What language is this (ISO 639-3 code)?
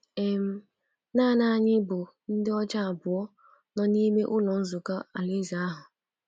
ibo